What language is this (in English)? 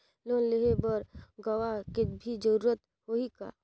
Chhattisgarhi